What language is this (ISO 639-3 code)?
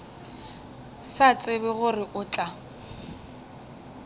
nso